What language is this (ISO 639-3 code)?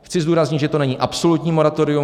ces